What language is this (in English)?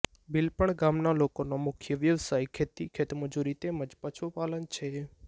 Gujarati